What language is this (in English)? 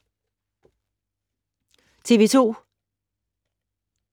Danish